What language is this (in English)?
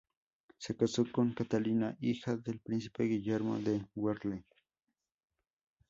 Spanish